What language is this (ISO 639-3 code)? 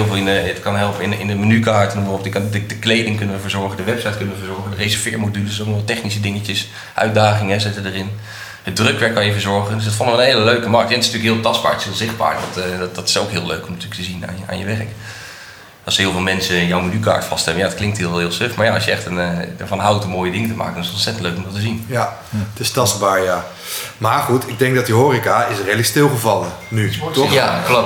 nld